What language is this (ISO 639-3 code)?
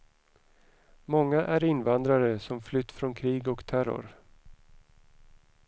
swe